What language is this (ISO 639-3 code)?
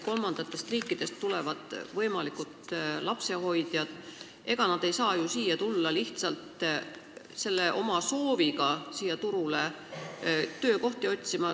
est